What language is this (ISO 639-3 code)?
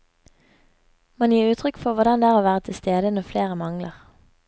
nor